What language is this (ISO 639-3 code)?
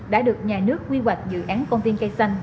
vie